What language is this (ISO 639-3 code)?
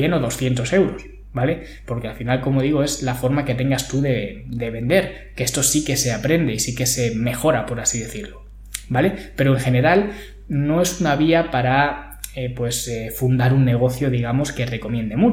spa